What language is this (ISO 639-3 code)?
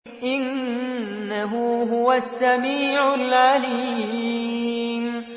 ara